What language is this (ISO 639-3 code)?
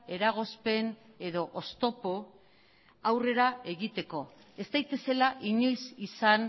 eus